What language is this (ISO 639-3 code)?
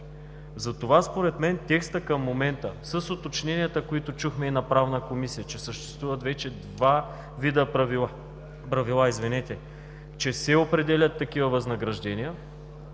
bul